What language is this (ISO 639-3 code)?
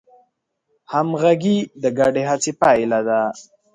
pus